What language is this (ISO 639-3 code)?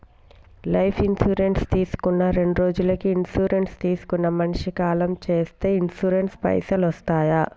tel